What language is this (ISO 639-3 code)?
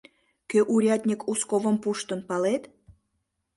chm